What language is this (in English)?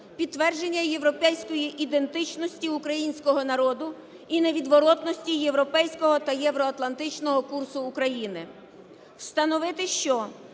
Ukrainian